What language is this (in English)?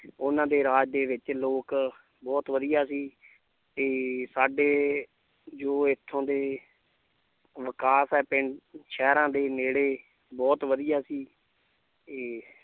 Punjabi